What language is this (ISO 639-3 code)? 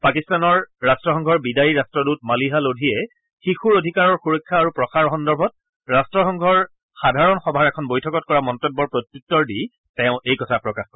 asm